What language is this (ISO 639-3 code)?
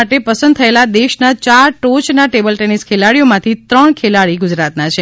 guj